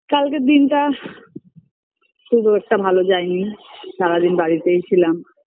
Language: Bangla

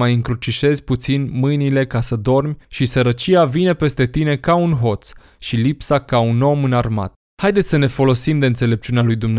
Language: Romanian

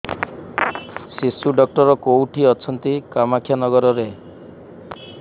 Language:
Odia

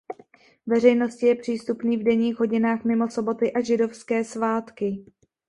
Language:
Czech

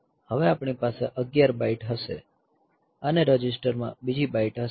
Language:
Gujarati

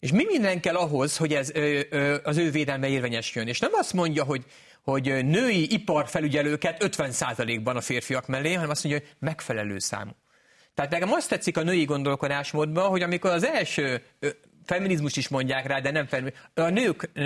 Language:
Hungarian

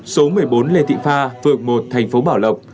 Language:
Vietnamese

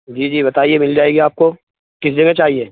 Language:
Urdu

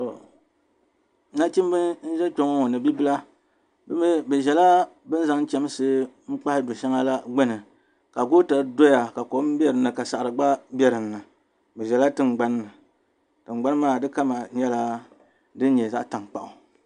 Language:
Dagbani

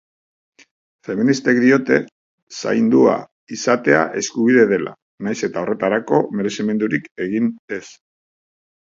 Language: Basque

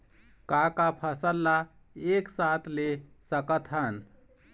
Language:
Chhattisgarhi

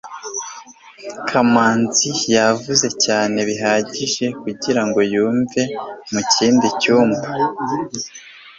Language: Kinyarwanda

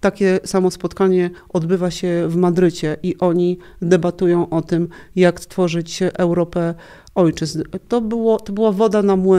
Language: Polish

